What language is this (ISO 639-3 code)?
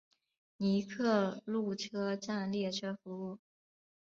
zho